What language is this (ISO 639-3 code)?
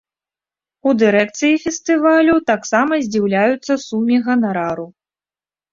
bel